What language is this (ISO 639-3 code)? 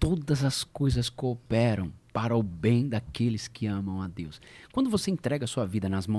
por